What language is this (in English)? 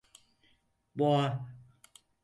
Turkish